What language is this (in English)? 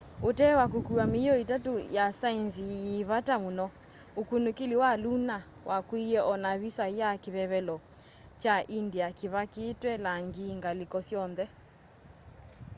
Kamba